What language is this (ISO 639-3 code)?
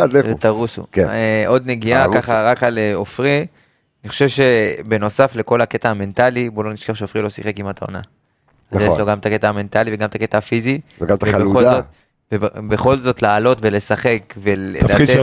heb